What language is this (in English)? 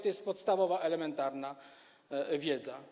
Polish